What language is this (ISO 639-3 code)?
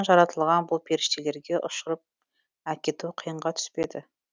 kaz